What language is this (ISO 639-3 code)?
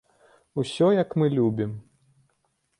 bel